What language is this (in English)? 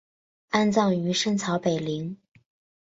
Chinese